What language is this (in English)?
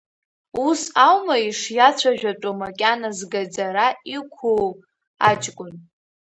Abkhazian